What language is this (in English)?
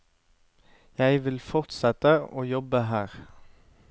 Norwegian